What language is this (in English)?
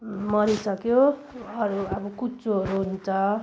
Nepali